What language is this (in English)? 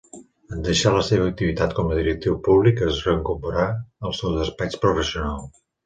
Catalan